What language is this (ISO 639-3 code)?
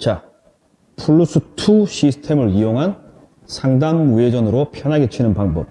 kor